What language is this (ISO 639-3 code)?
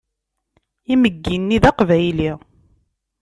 kab